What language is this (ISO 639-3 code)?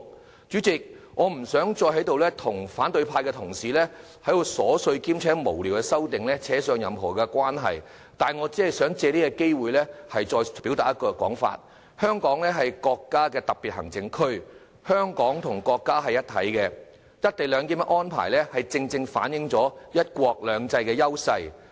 yue